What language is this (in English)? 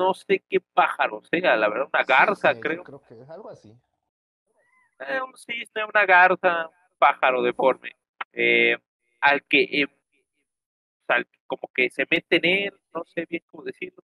Spanish